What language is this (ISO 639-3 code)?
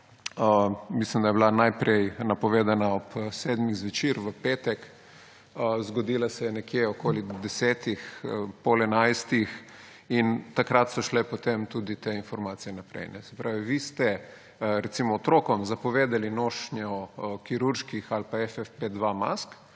slv